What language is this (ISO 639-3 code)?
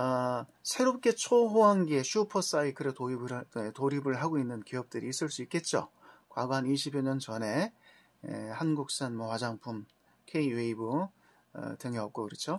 kor